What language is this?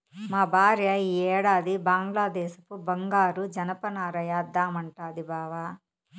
Telugu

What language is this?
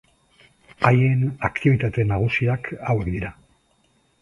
Basque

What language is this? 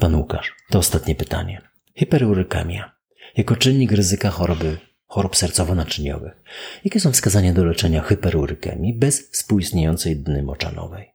Polish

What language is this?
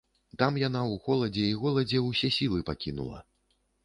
Belarusian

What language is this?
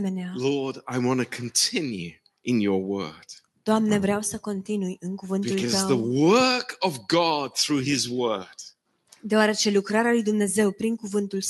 Romanian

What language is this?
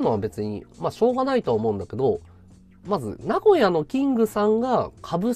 Japanese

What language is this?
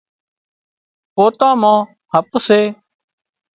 Wadiyara Koli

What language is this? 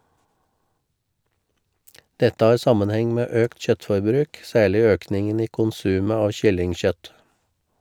Norwegian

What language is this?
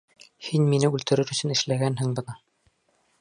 Bashkir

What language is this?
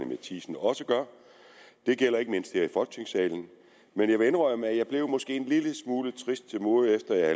Danish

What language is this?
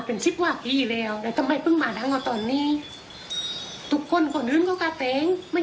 Thai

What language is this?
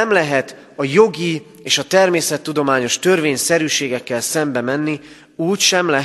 Hungarian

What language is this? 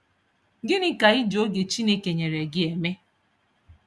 Igbo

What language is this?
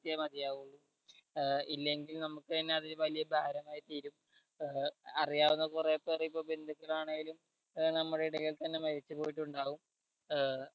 Malayalam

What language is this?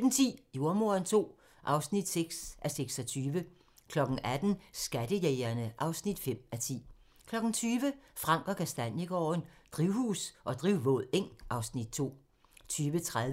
Danish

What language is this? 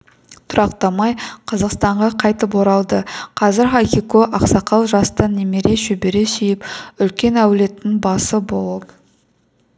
Kazakh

